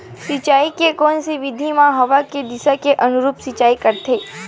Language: Chhattisgarhi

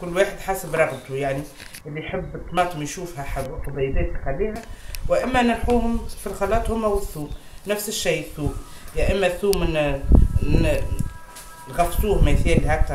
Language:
Arabic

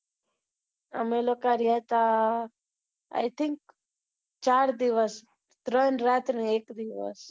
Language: Gujarati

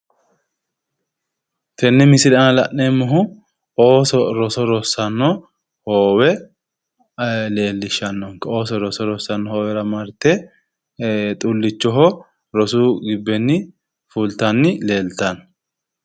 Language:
Sidamo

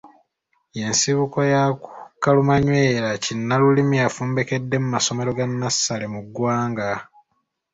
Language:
Ganda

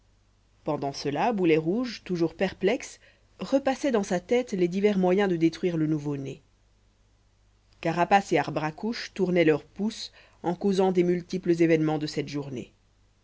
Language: French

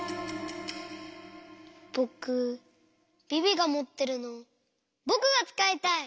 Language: Japanese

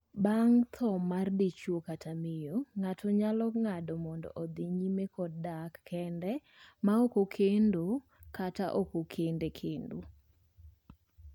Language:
Luo (Kenya and Tanzania)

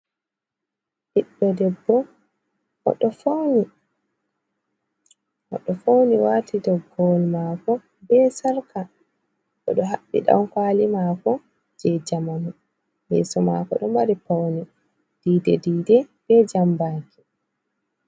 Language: Fula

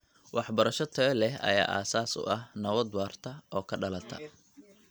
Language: Somali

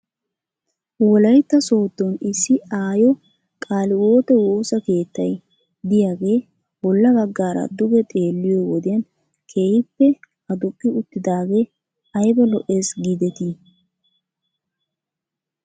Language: Wolaytta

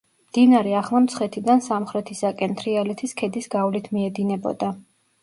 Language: Georgian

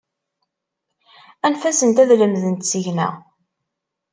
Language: Kabyle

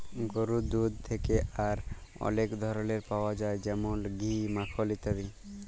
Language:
Bangla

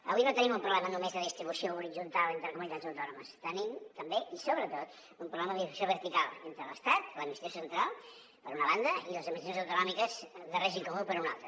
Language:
Catalan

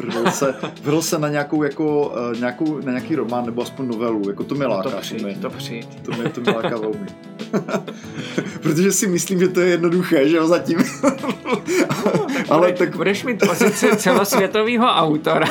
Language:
Czech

